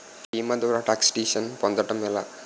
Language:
Telugu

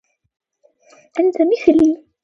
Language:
Arabic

